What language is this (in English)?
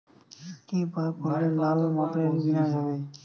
Bangla